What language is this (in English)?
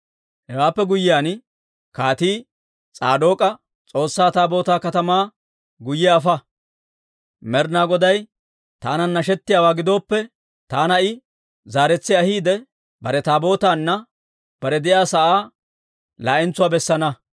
Dawro